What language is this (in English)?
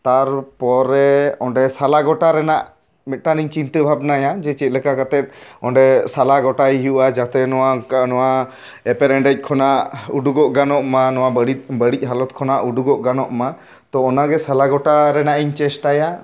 Santali